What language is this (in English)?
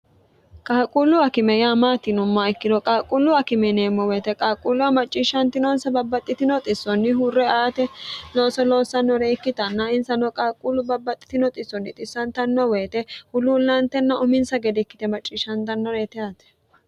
Sidamo